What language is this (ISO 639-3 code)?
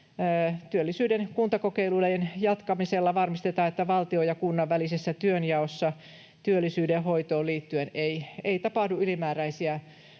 fin